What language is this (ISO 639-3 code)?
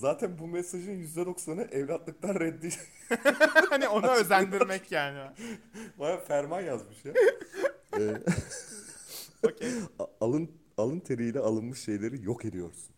tur